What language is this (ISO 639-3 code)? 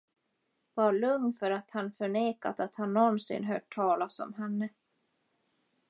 swe